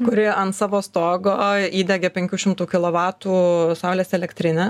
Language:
Lithuanian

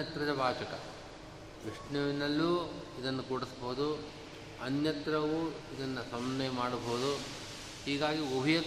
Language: Kannada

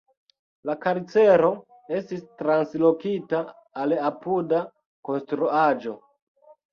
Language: Esperanto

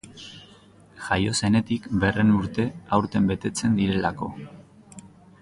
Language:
Basque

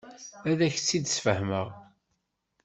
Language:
Kabyle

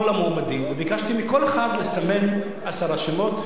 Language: Hebrew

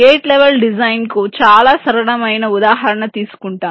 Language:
Telugu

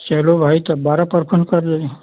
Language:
Hindi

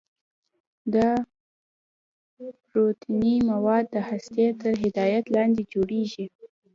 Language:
Pashto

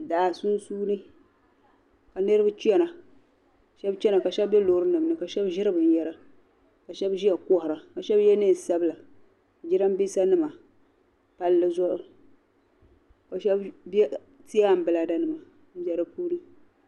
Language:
Dagbani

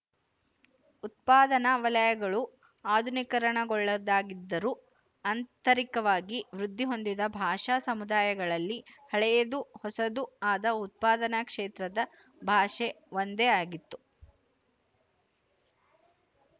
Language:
Kannada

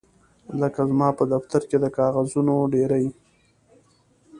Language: Pashto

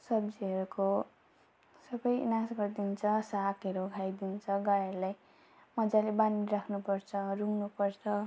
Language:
Nepali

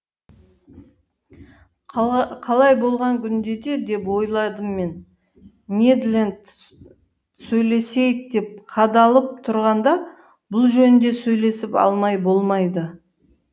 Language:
Kazakh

